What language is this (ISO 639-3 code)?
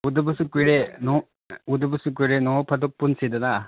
mni